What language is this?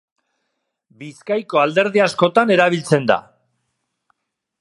Basque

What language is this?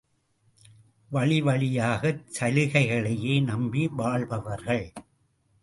Tamil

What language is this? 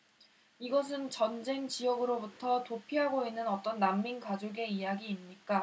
Korean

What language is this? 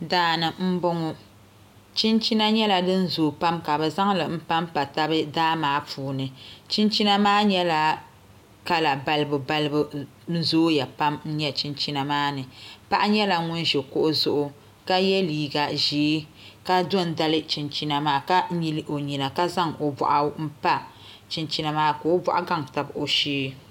Dagbani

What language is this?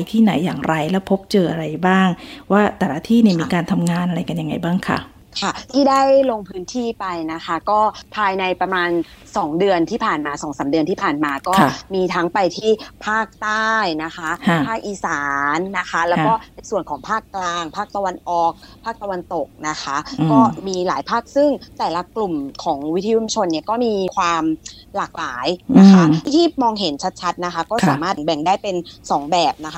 Thai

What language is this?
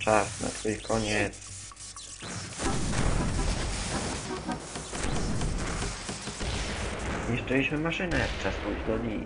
Polish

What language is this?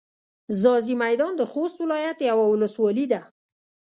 Pashto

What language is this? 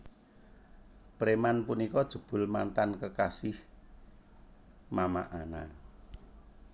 Javanese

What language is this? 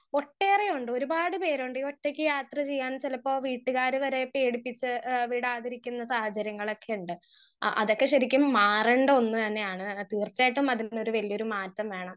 Malayalam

